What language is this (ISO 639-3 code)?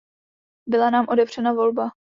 ces